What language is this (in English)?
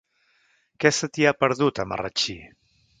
Catalan